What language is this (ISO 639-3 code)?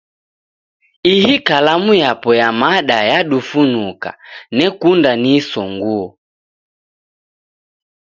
dav